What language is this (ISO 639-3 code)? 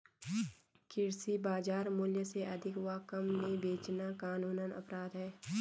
hin